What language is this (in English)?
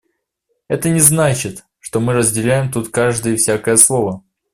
Russian